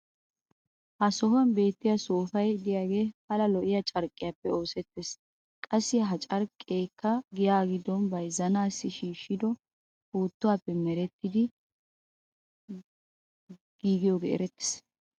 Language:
Wolaytta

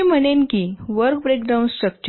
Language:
Marathi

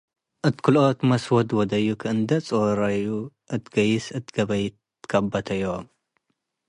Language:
Tigre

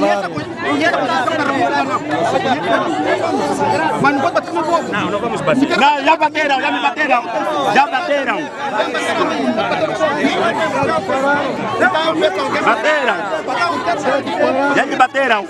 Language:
Portuguese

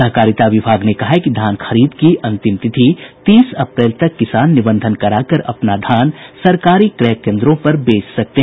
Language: Hindi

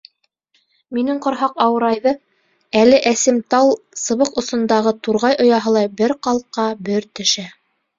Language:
Bashkir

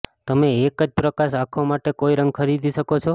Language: Gujarati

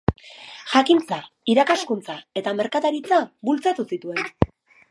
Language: Basque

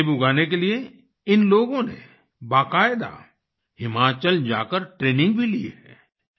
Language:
Hindi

